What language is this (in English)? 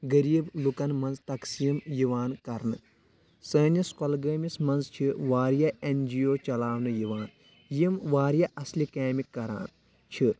Kashmiri